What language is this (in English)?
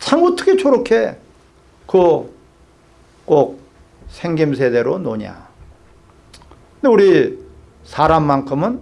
Korean